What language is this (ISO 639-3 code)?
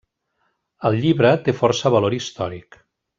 cat